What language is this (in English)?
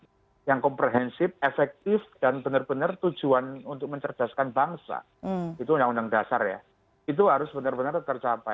Indonesian